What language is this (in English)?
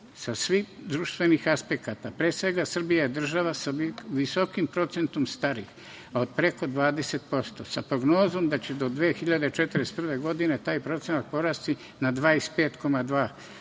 Serbian